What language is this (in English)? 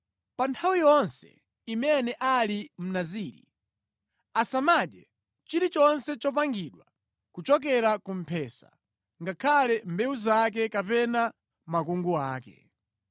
Nyanja